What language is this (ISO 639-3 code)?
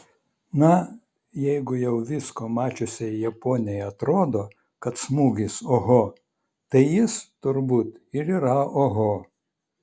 lit